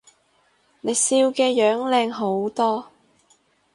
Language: Cantonese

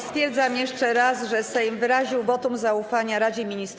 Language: Polish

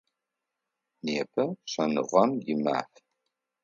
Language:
Adyghe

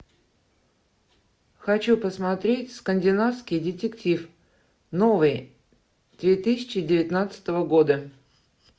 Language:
Russian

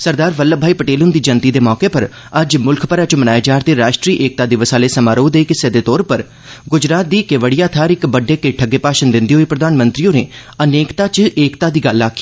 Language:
Dogri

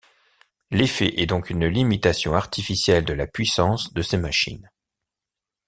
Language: French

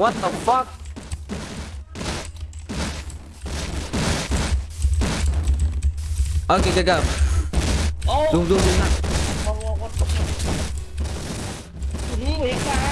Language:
Vietnamese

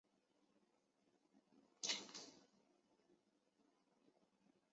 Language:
Chinese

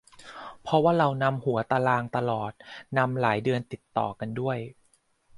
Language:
Thai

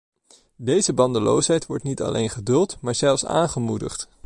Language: Dutch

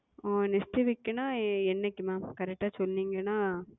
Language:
Tamil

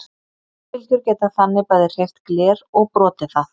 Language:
Icelandic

